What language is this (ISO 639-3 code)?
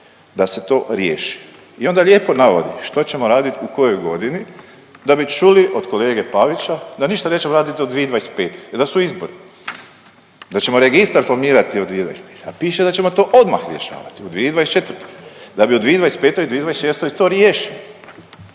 hrv